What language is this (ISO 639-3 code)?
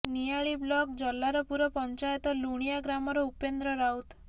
ori